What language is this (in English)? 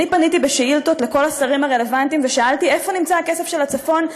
Hebrew